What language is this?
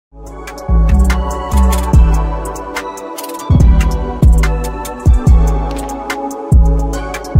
Dutch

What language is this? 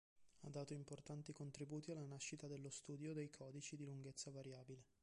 Italian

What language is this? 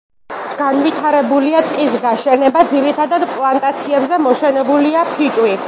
Georgian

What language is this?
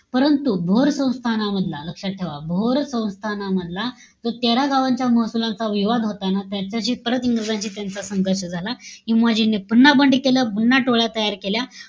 Marathi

